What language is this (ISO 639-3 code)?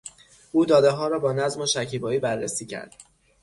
fas